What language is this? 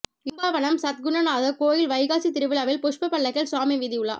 Tamil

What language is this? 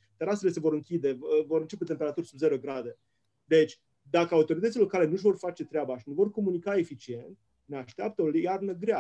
Romanian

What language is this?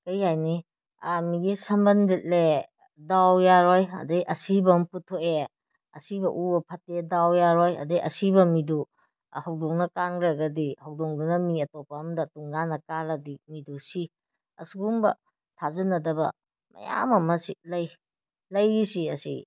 Manipuri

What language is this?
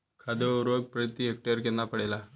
Bhojpuri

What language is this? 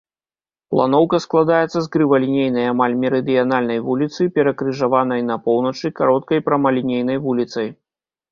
Belarusian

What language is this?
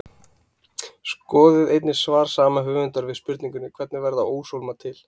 Icelandic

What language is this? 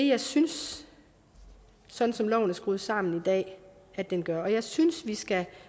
Danish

